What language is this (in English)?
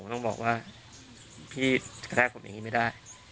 Thai